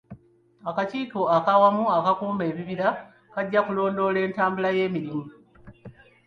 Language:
Ganda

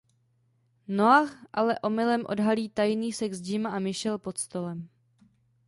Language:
Czech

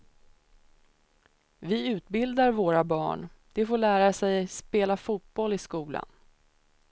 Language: Swedish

